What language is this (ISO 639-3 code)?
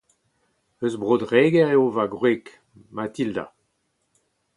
bre